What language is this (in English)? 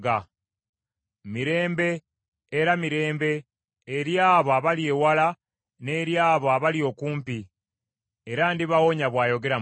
Ganda